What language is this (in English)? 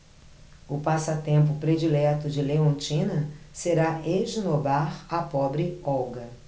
Portuguese